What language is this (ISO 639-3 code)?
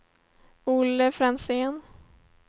swe